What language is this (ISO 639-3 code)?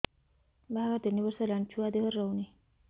ori